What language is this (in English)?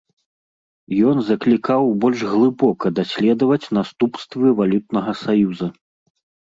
Belarusian